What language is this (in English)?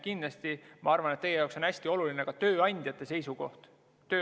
Estonian